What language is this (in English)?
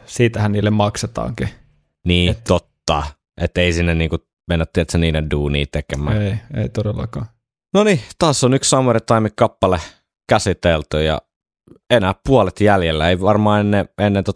Finnish